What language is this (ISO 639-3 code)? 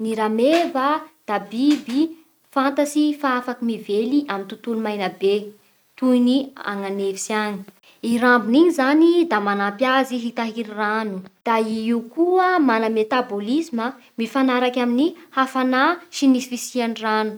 bhr